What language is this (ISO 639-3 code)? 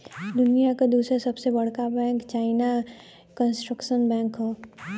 bho